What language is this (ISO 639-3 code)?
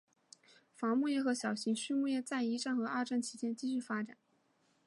zho